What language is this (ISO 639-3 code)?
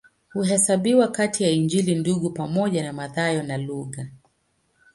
swa